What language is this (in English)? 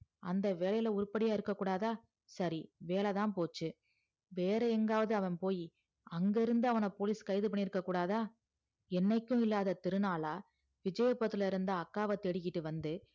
Tamil